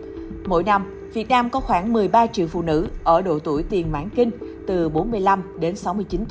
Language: Vietnamese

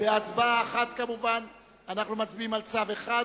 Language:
Hebrew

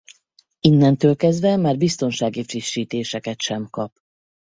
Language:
Hungarian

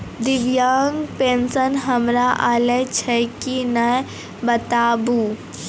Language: Maithili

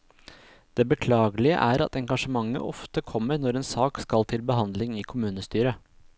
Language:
Norwegian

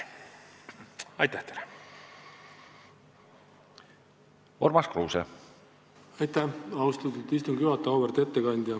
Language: Estonian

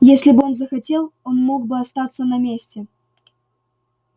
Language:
Russian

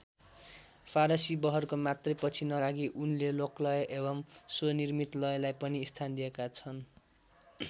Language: Nepali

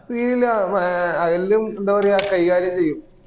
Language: Malayalam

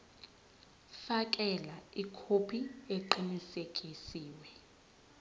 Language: Zulu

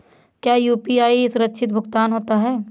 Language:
Hindi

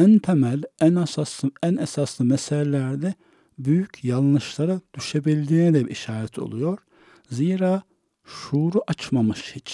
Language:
Turkish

